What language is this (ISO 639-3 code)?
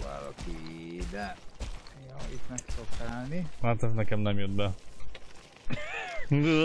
hun